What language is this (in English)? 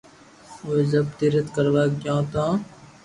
Loarki